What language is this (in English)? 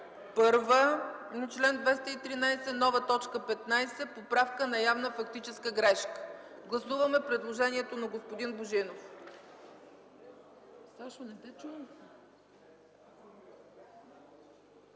Bulgarian